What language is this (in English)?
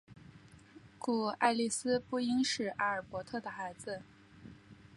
Chinese